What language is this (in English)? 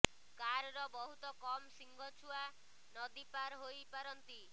Odia